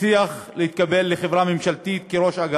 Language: Hebrew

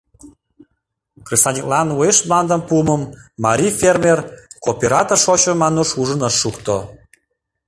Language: Mari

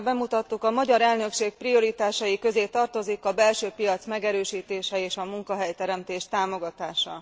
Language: Hungarian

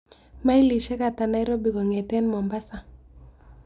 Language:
Kalenjin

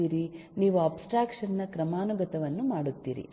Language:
Kannada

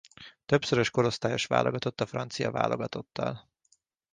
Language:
Hungarian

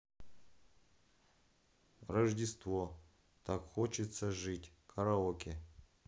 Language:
Russian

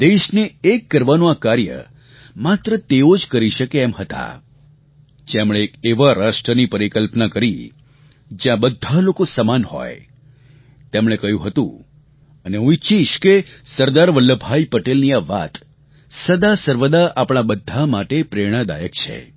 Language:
Gujarati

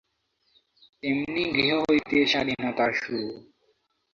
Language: Bangla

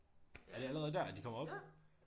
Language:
Danish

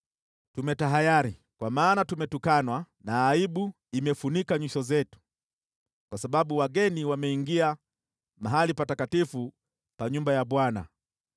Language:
Swahili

